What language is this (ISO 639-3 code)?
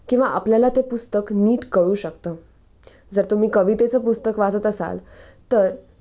mar